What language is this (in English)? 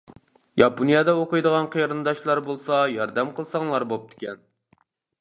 Uyghur